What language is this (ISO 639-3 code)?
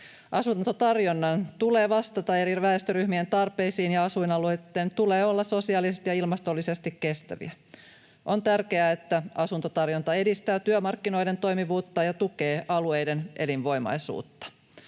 fin